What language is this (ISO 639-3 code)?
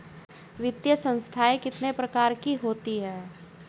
hin